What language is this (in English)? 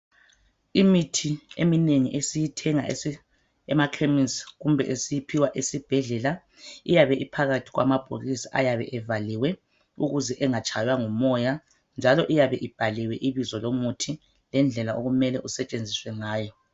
North Ndebele